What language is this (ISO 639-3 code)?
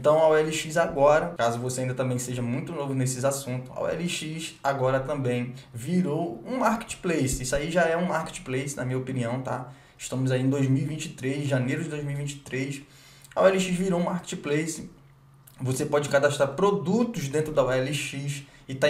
por